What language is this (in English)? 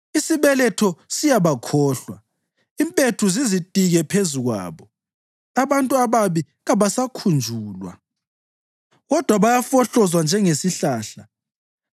North Ndebele